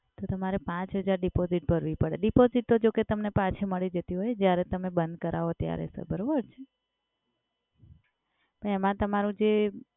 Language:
Gujarati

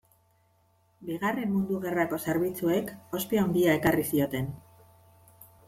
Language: Basque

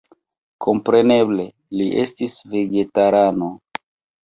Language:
Esperanto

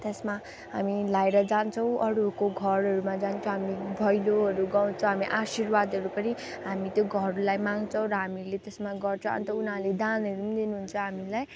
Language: Nepali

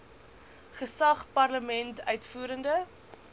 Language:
Afrikaans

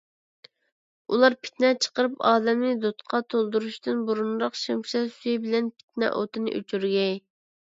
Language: Uyghur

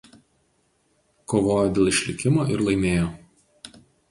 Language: Lithuanian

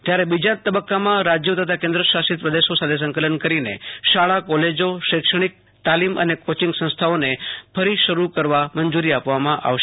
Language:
Gujarati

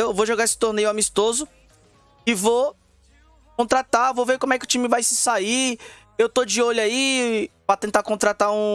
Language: Portuguese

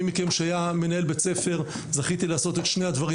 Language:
Hebrew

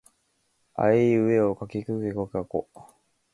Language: Japanese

